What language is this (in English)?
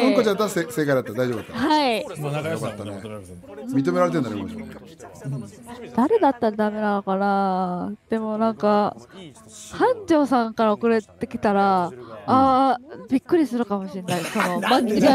Japanese